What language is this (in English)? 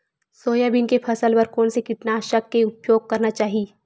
Chhattisgarhi